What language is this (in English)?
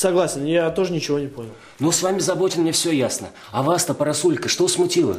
Russian